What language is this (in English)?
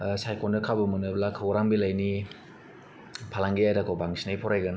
Bodo